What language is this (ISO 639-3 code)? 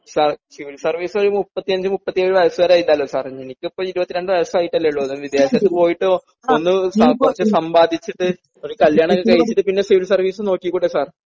mal